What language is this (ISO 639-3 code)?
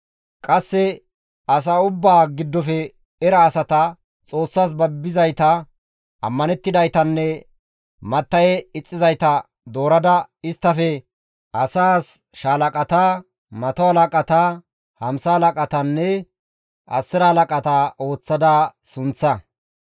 gmv